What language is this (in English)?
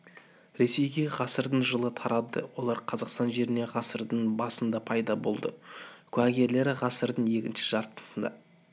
Kazakh